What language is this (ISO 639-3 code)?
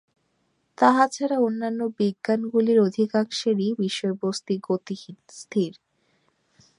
ben